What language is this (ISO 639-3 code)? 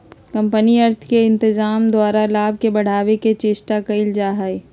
mag